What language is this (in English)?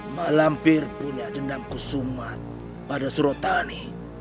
Indonesian